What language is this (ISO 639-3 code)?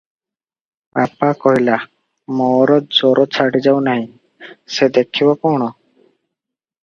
ori